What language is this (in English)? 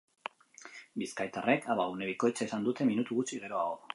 Basque